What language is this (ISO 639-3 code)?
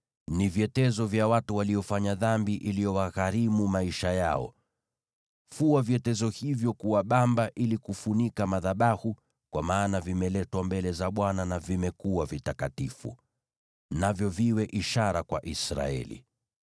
swa